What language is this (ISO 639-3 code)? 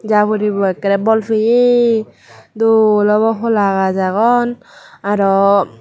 ccp